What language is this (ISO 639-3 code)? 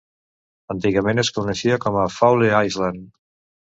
cat